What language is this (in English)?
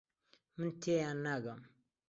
Central Kurdish